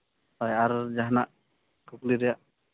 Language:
Santali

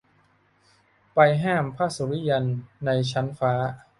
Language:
Thai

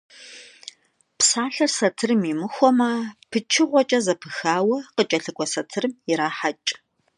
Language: Kabardian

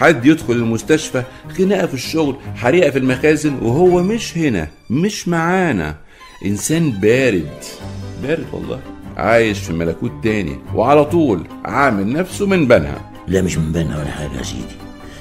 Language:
Arabic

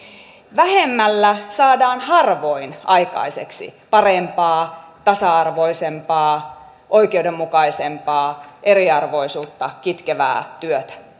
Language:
Finnish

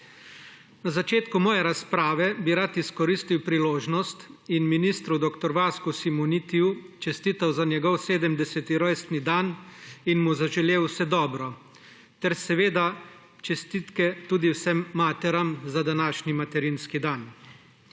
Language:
Slovenian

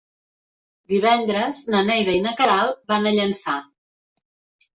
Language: Catalan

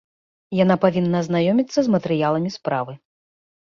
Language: Belarusian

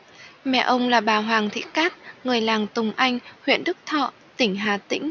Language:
Vietnamese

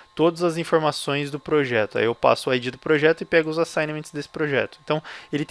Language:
Portuguese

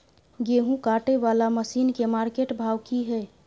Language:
Maithili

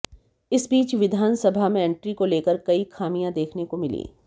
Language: Hindi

